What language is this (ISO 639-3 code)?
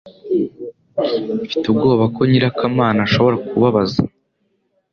kin